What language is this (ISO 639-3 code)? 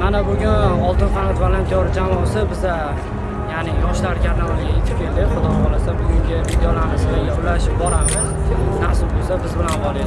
uzb